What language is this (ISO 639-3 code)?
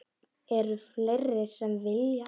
isl